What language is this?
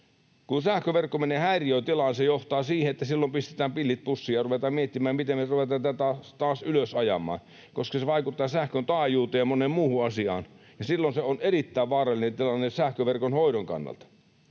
Finnish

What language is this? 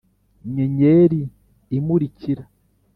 Kinyarwanda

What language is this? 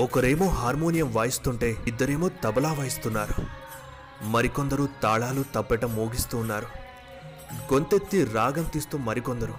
Telugu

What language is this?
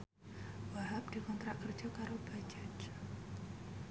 Javanese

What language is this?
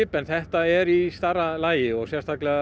Icelandic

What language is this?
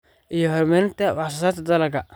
Somali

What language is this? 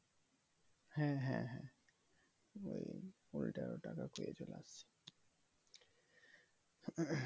Bangla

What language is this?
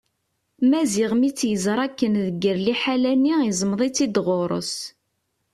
Kabyle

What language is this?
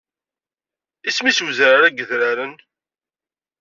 Kabyle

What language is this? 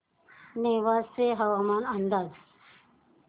Marathi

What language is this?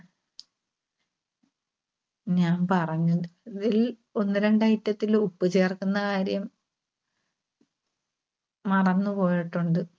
Malayalam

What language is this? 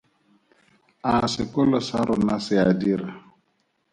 Tswana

